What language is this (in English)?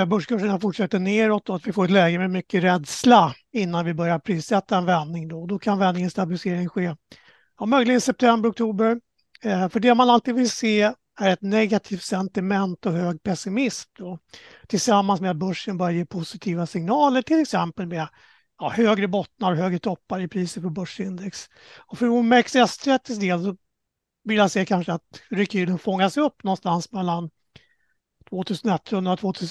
Swedish